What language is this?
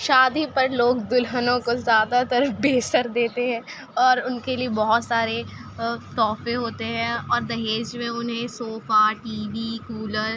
Urdu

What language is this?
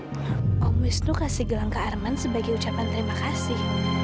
Indonesian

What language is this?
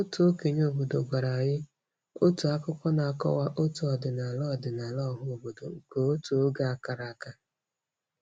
Igbo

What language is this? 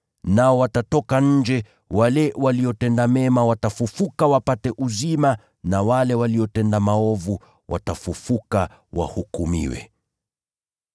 Swahili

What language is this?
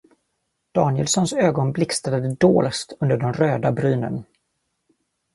Swedish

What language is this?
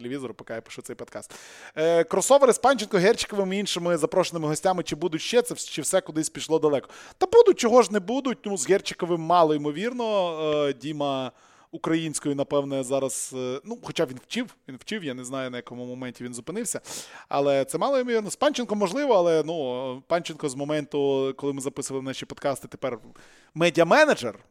Ukrainian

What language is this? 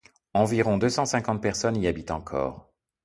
French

